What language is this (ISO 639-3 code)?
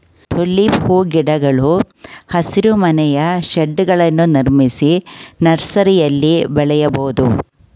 kan